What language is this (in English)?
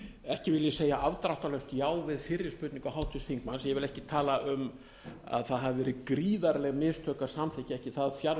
Icelandic